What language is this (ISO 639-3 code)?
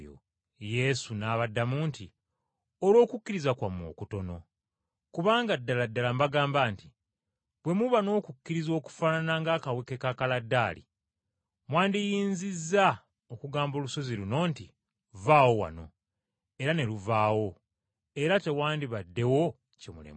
lug